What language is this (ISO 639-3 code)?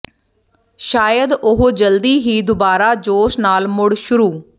pan